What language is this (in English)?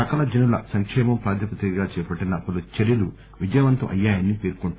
Telugu